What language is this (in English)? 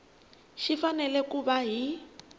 Tsonga